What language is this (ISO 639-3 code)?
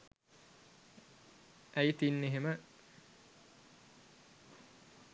sin